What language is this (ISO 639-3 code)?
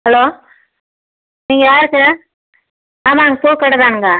tam